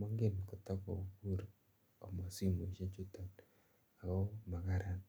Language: Kalenjin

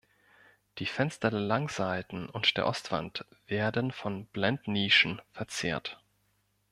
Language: German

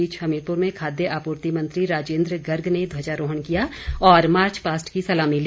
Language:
Hindi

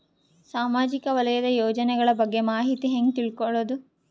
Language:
Kannada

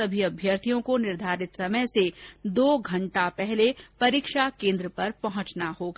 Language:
Hindi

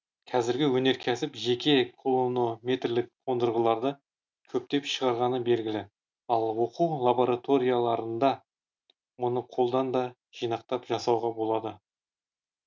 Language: Kazakh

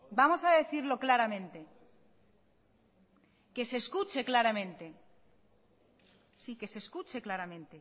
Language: Spanish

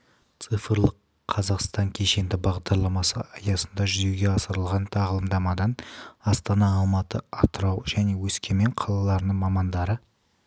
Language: Kazakh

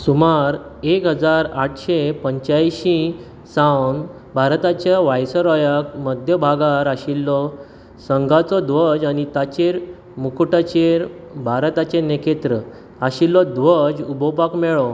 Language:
Konkani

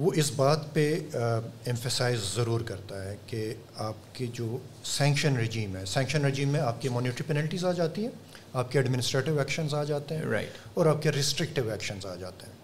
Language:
Urdu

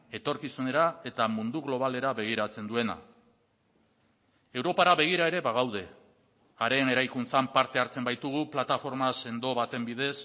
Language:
Basque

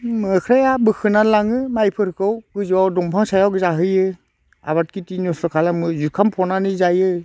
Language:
Bodo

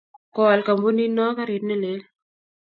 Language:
Kalenjin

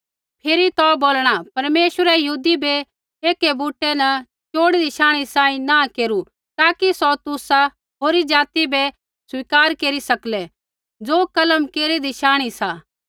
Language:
Kullu Pahari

